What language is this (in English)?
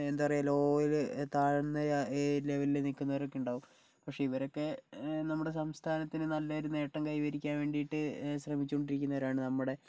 Malayalam